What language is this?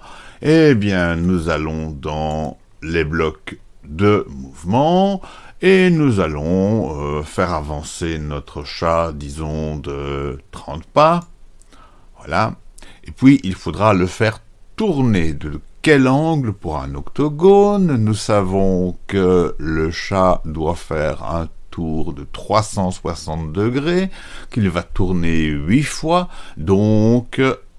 French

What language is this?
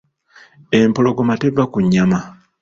Ganda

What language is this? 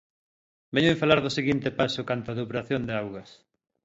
Galician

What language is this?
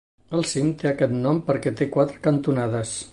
Catalan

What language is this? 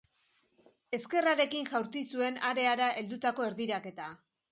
Basque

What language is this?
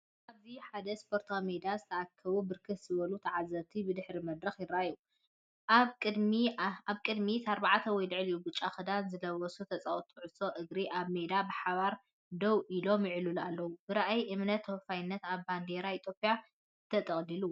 Tigrinya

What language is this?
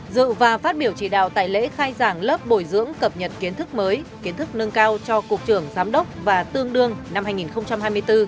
Vietnamese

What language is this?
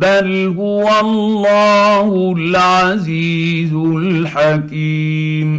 Arabic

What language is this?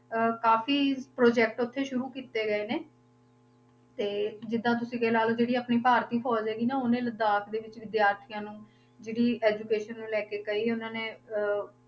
Punjabi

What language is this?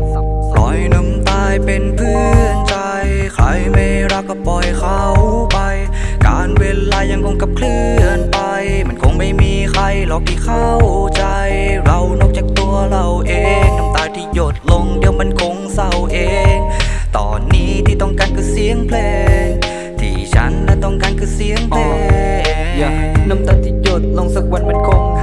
Thai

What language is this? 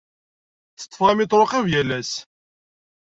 Kabyle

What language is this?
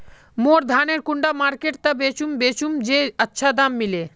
Magahi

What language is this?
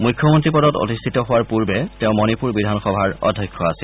Assamese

